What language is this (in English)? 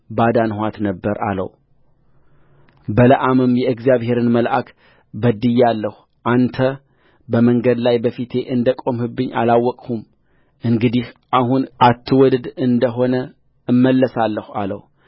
Amharic